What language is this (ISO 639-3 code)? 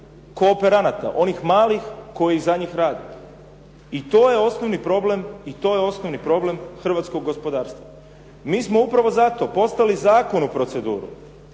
hrv